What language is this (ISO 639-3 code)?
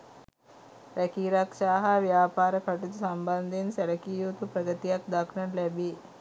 sin